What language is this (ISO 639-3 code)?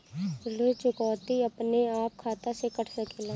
bho